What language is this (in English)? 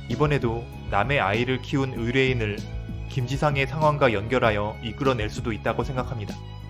Korean